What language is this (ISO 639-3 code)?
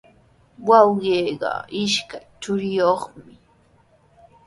qws